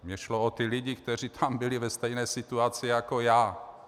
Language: Czech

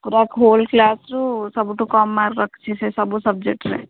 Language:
Odia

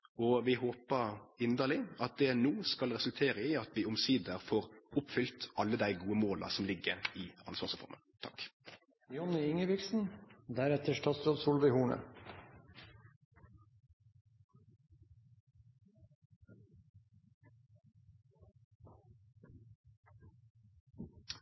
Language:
Norwegian Nynorsk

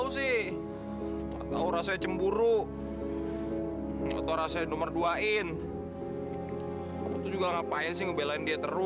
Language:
Indonesian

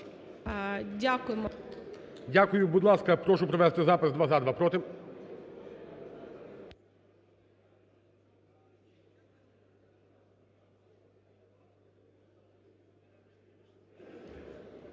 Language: Ukrainian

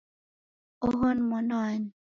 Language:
Taita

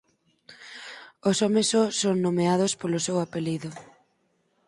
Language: Galician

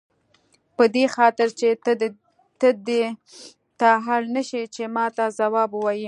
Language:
Pashto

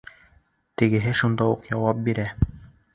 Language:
Bashkir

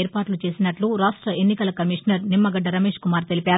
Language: Telugu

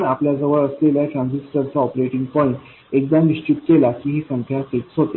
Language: Marathi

